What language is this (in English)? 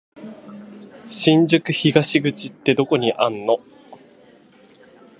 Japanese